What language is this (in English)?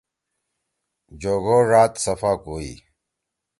Torwali